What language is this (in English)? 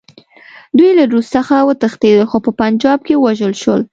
Pashto